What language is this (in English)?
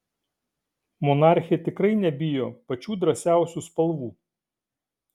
Lithuanian